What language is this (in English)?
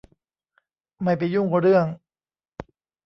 Thai